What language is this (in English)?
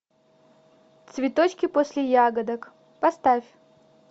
Russian